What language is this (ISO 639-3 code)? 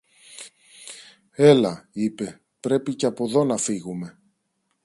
ell